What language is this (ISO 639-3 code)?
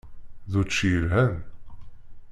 kab